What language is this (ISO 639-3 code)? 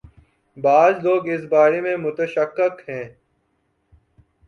urd